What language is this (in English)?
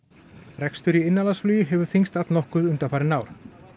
Icelandic